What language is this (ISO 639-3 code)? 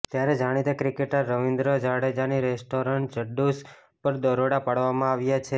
guj